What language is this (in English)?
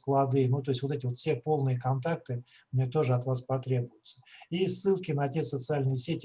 Russian